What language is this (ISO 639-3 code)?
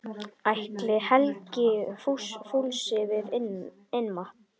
isl